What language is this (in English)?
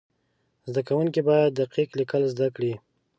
Pashto